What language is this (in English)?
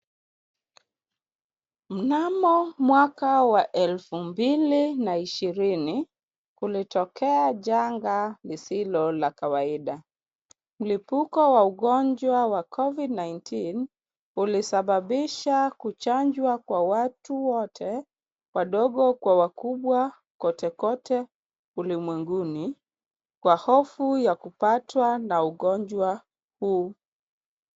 Swahili